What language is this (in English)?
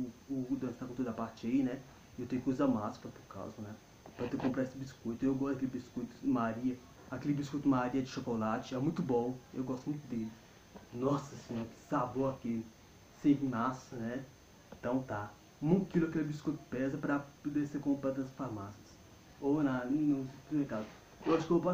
Portuguese